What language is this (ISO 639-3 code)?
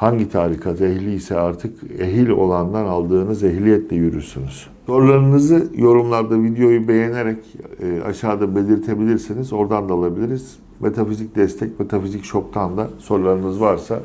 tur